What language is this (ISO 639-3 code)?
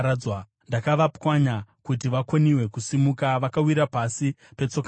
sna